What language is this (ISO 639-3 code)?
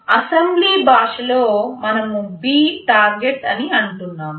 tel